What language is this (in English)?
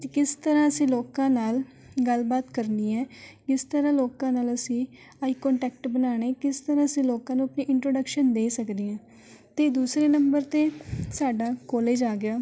Punjabi